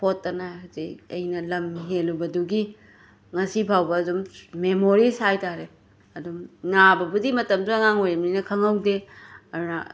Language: Manipuri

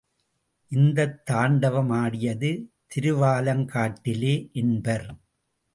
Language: Tamil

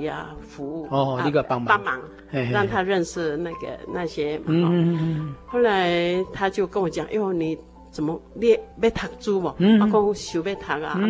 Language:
Chinese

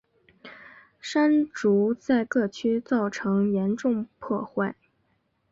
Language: Chinese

